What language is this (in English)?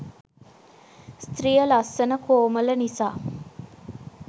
Sinhala